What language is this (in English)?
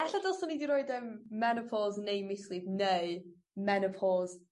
Welsh